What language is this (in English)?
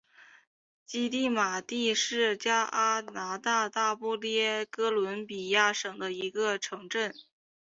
Chinese